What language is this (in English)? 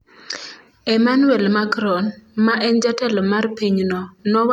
Luo (Kenya and Tanzania)